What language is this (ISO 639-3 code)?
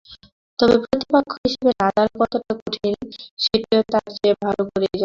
ben